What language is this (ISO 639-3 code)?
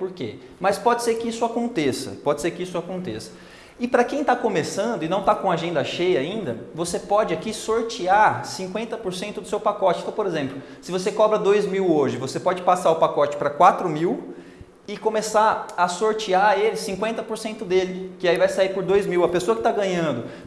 por